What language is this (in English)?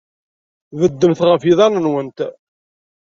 Kabyle